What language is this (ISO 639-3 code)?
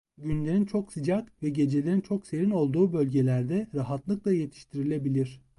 tur